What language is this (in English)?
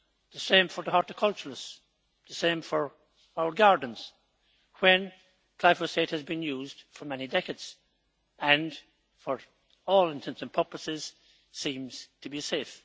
English